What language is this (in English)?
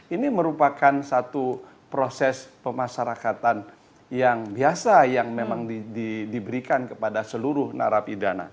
Indonesian